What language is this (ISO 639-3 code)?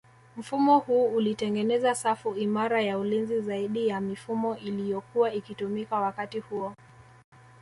swa